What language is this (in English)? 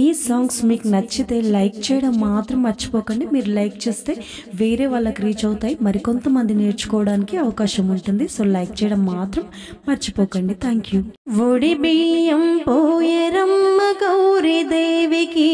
Telugu